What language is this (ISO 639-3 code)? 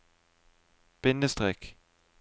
nor